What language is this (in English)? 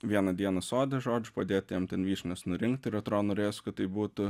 Lithuanian